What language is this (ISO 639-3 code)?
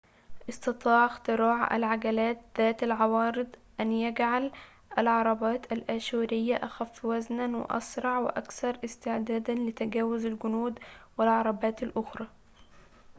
ara